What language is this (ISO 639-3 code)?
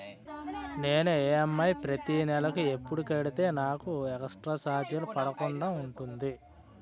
tel